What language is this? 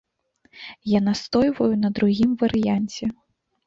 Belarusian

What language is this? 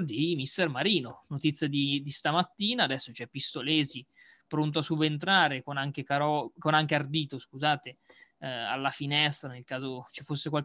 Italian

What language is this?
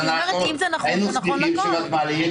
Hebrew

